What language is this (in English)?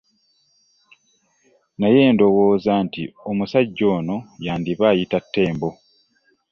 Ganda